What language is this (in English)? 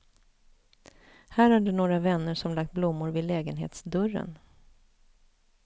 Swedish